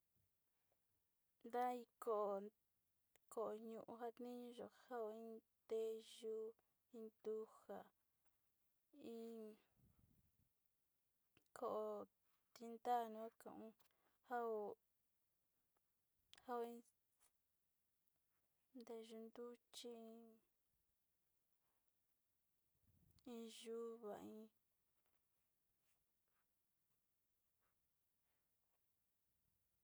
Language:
Sinicahua Mixtec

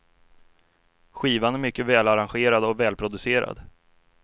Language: Swedish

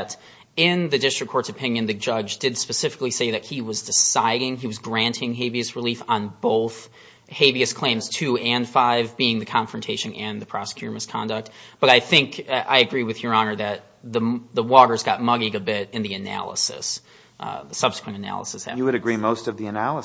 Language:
English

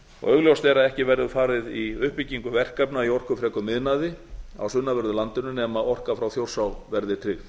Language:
Icelandic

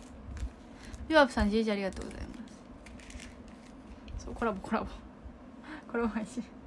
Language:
Japanese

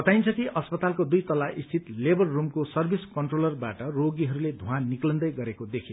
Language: Nepali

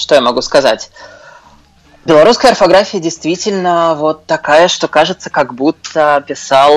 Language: Russian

